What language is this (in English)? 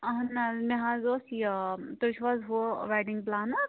Kashmiri